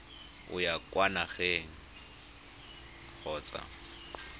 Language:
Tswana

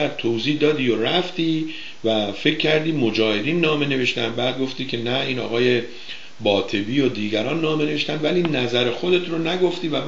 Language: Persian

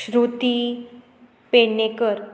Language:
Konkani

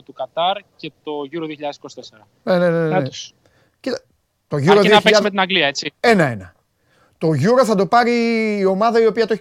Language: Greek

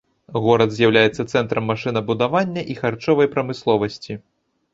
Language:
Belarusian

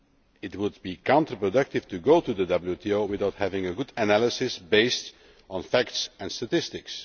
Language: English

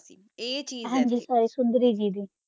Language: Punjabi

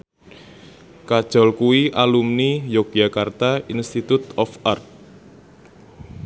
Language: Javanese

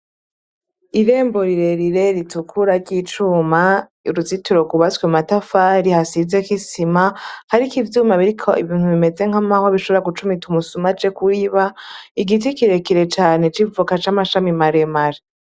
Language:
Rundi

